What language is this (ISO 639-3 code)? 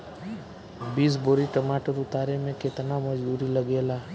bho